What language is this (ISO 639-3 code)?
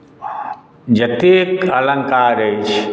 mai